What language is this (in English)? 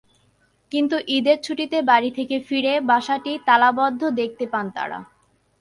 Bangla